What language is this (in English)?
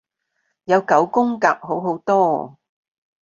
Cantonese